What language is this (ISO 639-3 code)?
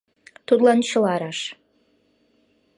chm